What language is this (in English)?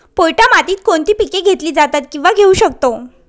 Marathi